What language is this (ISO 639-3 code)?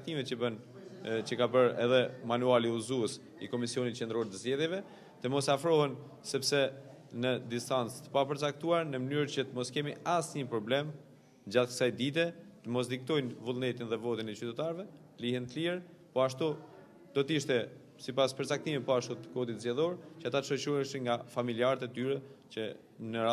ron